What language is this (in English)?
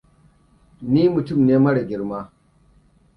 Hausa